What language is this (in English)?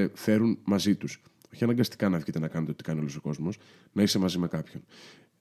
Greek